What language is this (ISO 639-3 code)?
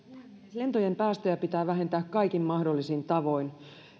fin